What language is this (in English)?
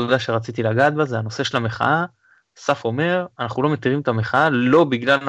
Hebrew